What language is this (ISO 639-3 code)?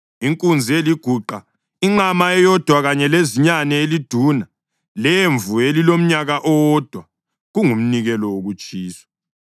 nde